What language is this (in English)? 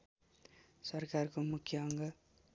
Nepali